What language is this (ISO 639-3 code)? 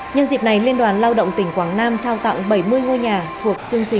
vie